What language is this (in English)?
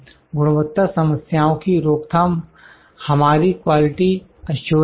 Hindi